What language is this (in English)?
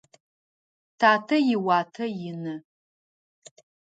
Adyghe